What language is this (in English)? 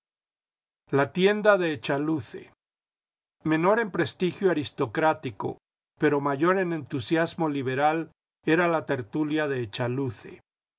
Spanish